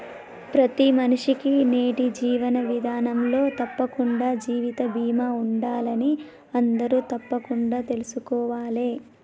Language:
Telugu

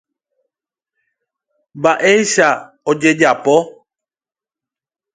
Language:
Guarani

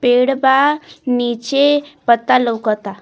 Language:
Bhojpuri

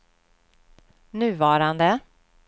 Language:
Swedish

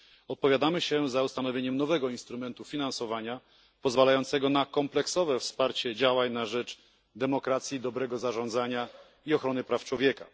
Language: Polish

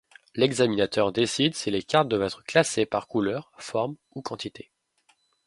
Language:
French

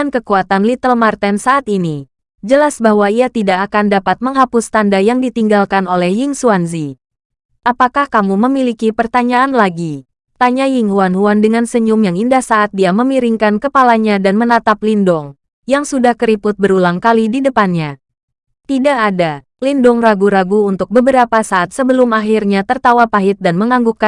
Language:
Indonesian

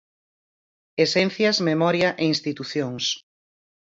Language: Galician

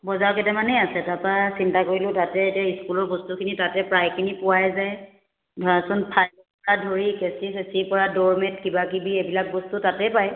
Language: Assamese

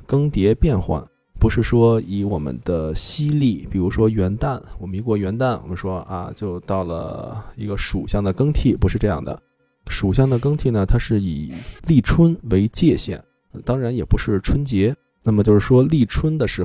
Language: Chinese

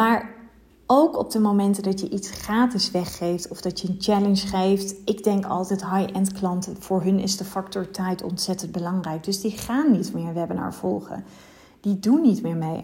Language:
Dutch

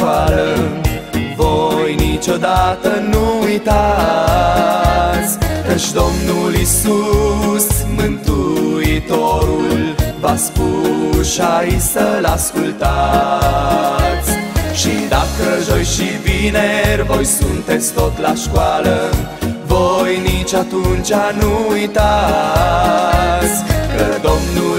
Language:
Romanian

